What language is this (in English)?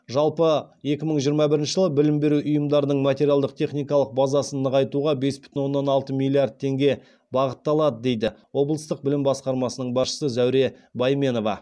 Kazakh